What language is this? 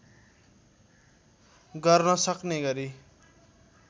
Nepali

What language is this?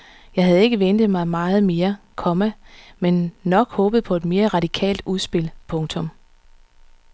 Danish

